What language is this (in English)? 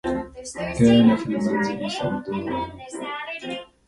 Arabic